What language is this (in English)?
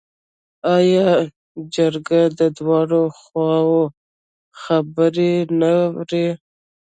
Pashto